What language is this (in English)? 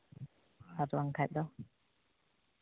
Santali